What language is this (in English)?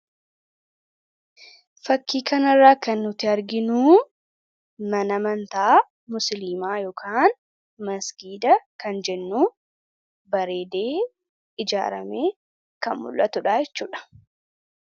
Oromo